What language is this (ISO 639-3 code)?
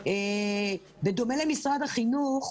heb